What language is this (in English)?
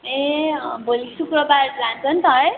Nepali